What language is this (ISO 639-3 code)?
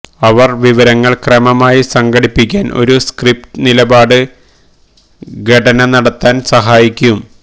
mal